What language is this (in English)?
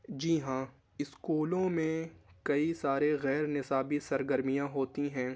Urdu